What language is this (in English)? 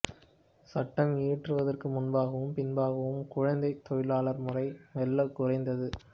Tamil